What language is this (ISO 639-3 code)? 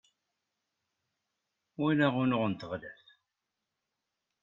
kab